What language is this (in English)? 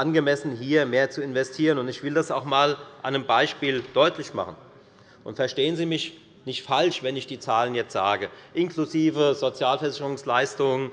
German